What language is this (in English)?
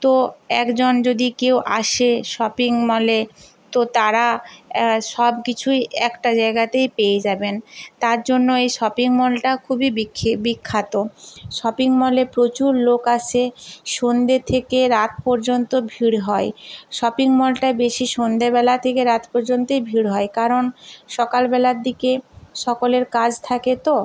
Bangla